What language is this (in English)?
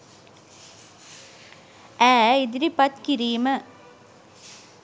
Sinhala